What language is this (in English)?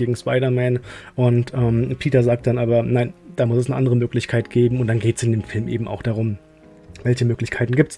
German